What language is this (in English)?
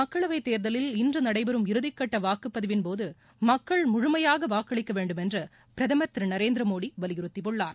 Tamil